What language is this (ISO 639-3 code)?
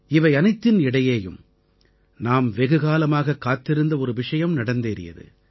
tam